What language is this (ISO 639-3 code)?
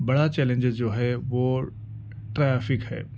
urd